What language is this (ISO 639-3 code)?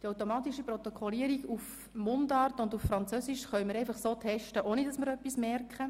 gsw